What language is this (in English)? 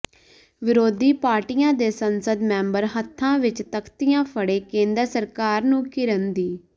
Punjabi